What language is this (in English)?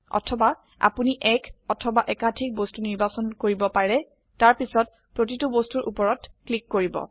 Assamese